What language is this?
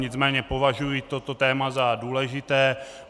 Czech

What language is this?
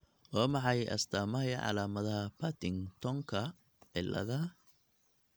Somali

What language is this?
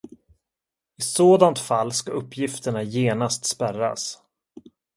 Swedish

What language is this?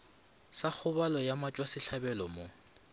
Northern Sotho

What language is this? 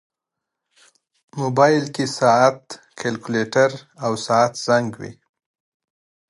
Pashto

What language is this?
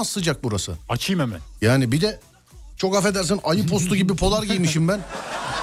Turkish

